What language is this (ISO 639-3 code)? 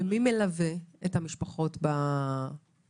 heb